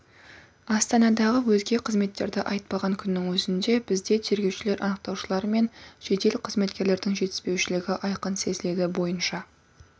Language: Kazakh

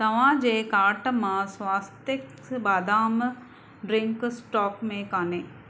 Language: Sindhi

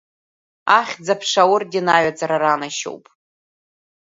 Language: Abkhazian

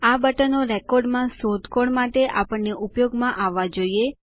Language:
Gujarati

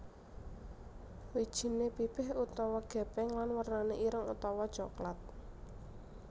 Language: Javanese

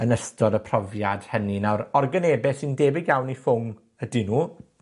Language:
Welsh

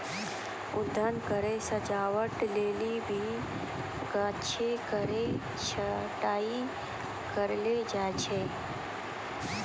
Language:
Maithili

